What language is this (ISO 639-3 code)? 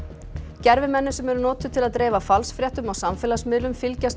isl